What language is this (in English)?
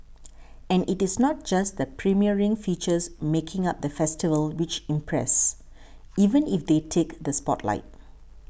English